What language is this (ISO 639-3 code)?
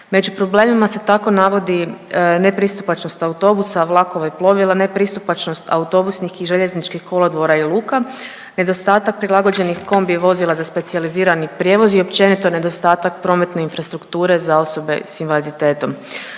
hrv